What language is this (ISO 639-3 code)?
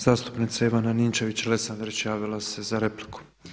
hrv